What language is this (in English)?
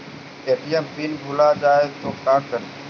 Magahi